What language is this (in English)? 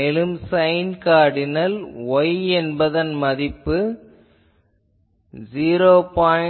Tamil